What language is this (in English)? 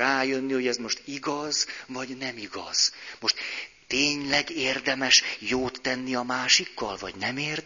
Hungarian